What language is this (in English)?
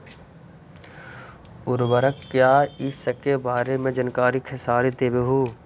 Magahi